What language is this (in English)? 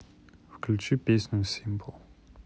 Russian